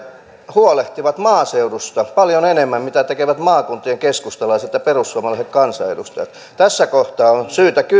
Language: Finnish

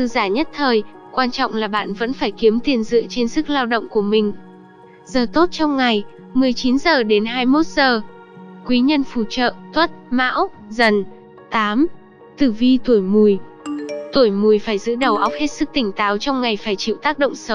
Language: Vietnamese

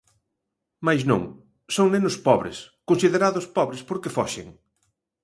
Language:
Galician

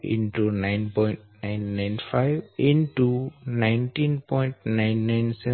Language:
Gujarati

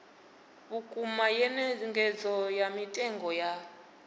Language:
Venda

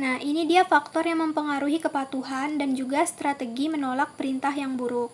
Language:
Indonesian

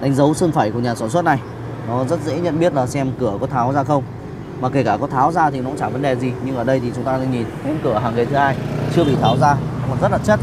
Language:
Vietnamese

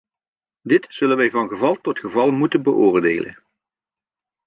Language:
Dutch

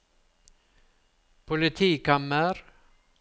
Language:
Norwegian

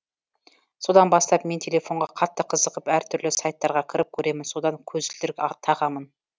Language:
Kazakh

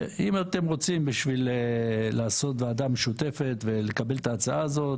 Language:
Hebrew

